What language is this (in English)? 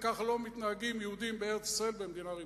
Hebrew